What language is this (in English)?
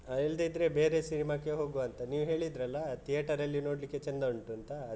Kannada